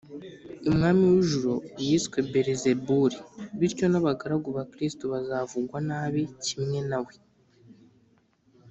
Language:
Kinyarwanda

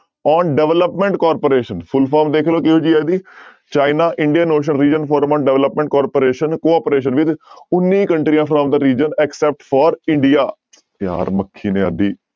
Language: Punjabi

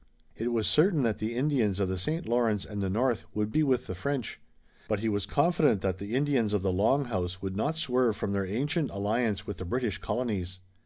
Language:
English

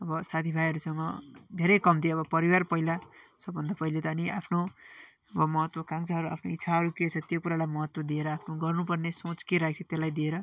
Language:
Nepali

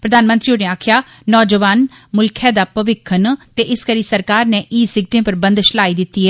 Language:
Dogri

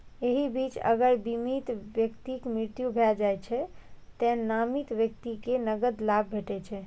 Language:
Maithili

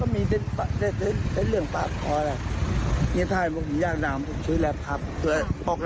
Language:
Thai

